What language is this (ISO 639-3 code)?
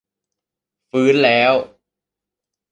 tha